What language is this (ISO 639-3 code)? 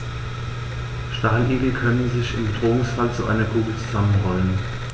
deu